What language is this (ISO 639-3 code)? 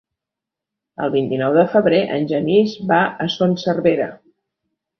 cat